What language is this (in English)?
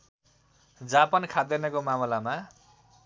Nepali